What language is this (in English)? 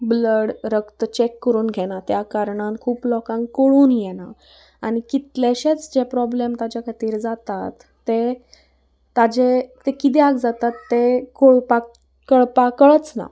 Konkani